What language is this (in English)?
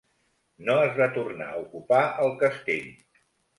Catalan